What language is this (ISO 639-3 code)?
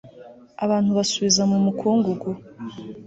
kin